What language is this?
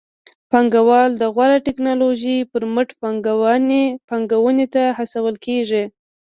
Pashto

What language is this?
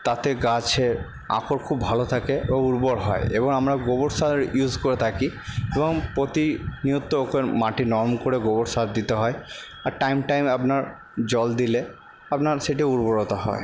Bangla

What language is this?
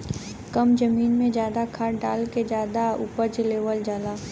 Bhojpuri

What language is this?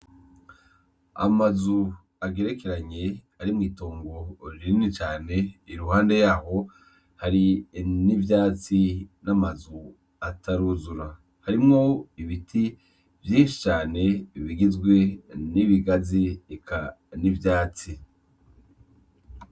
Rundi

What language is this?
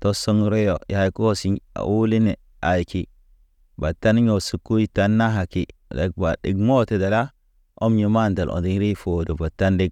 Naba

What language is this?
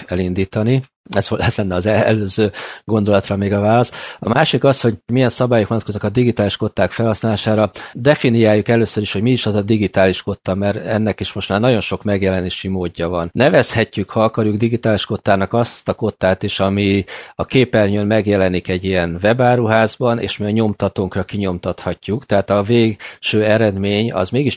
Hungarian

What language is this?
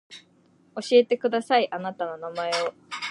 Japanese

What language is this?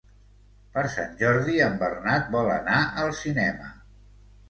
Catalan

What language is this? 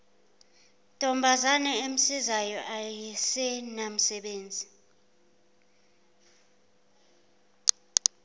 Zulu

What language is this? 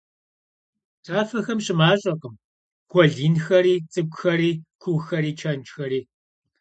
Kabardian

